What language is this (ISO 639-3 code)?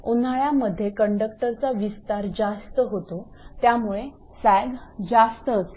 mar